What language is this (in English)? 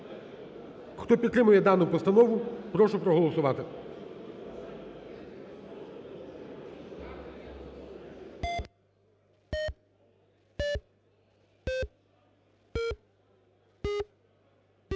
Ukrainian